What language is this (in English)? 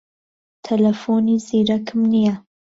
Central Kurdish